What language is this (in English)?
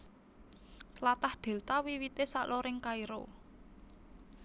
Javanese